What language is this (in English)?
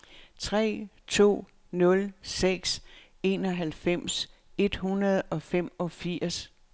Danish